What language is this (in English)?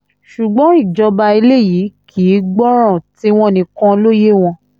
Yoruba